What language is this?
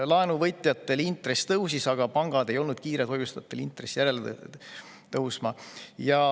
Estonian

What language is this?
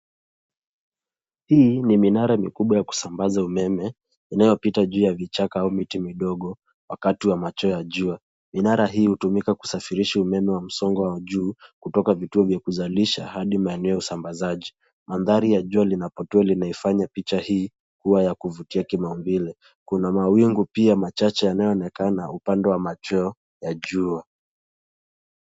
Swahili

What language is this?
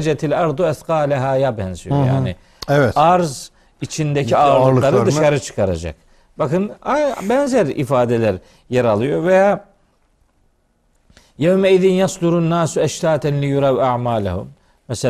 Turkish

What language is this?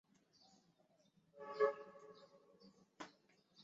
Chinese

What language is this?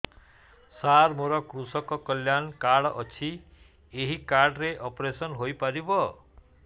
Odia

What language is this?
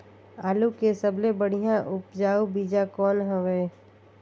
Chhattisgarhi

